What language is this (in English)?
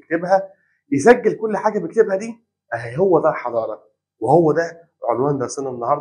Arabic